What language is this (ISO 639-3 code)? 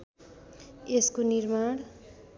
nep